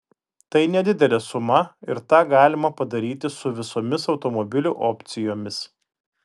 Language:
Lithuanian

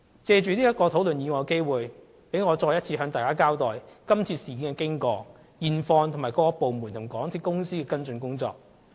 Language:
Cantonese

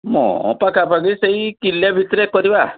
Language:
Odia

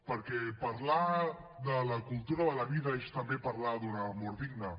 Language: Catalan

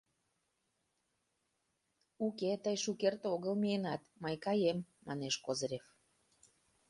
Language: Mari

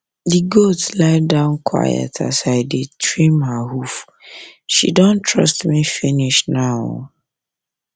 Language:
Nigerian Pidgin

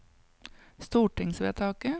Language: Norwegian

